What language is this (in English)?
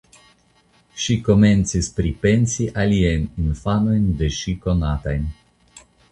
Esperanto